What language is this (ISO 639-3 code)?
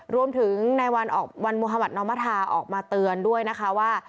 tha